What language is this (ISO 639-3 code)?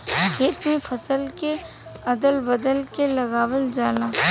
bho